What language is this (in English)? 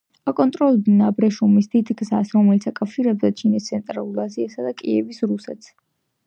Georgian